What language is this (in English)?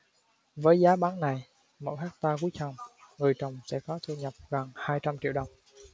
Vietnamese